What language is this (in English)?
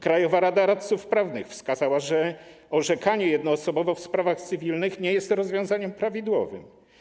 Polish